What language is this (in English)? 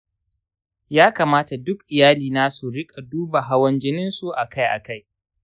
Hausa